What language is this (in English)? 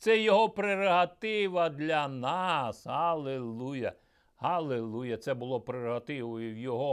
Ukrainian